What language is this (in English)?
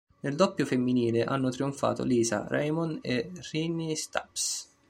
Italian